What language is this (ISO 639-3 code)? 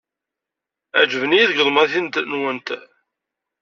kab